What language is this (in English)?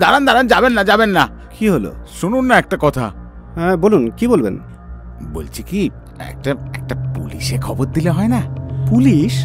Bangla